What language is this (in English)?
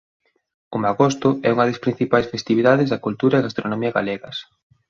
Galician